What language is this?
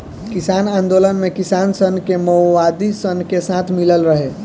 Bhojpuri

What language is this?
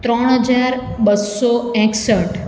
Gujarati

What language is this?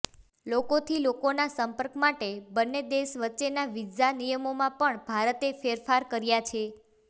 Gujarati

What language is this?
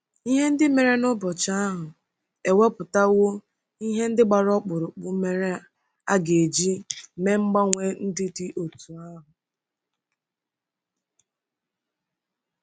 Igbo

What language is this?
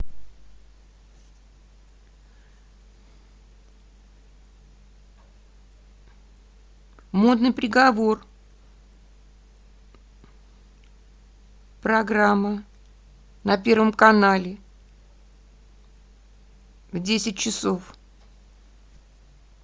Russian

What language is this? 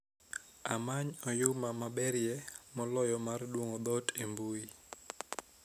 Luo (Kenya and Tanzania)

